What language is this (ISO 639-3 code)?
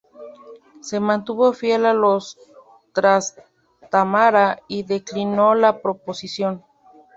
spa